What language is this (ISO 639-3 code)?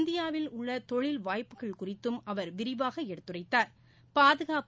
tam